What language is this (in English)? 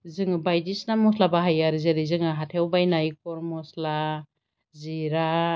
Bodo